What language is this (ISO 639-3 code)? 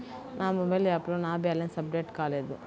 tel